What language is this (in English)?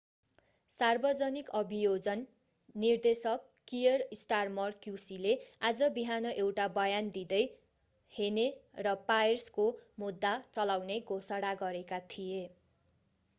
Nepali